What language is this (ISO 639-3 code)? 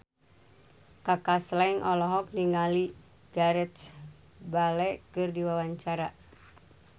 sun